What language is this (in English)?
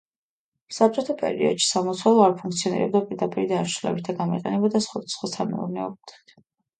Georgian